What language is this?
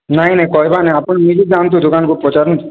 Odia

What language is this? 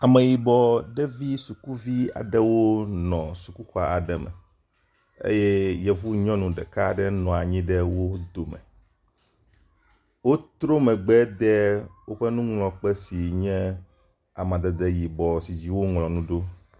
Ewe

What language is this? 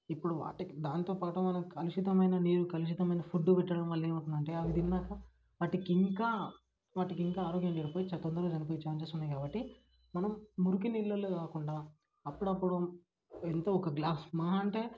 Telugu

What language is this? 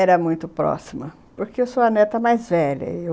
Portuguese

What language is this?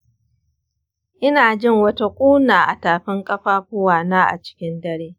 Hausa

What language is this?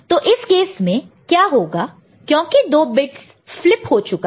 Hindi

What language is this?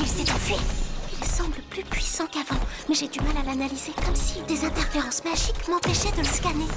French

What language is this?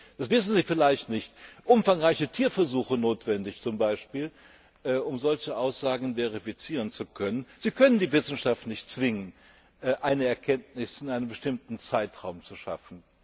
German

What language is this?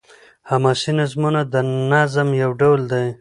Pashto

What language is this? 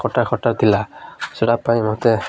Odia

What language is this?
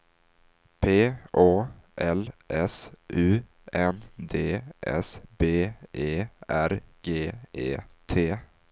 Swedish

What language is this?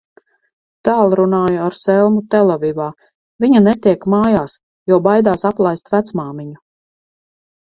Latvian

